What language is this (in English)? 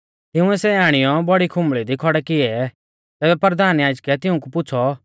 Mahasu Pahari